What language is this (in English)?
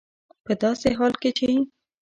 Pashto